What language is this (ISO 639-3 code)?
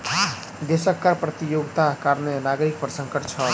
mai